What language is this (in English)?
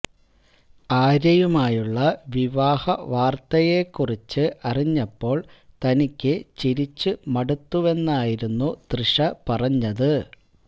Malayalam